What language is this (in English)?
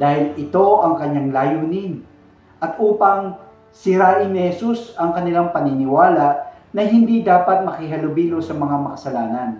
Filipino